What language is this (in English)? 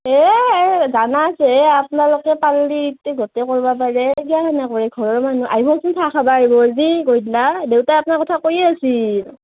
Assamese